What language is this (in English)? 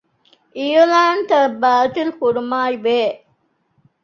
Divehi